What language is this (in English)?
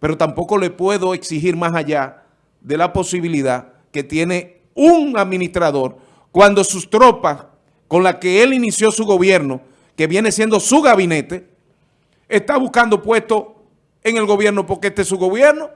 Spanish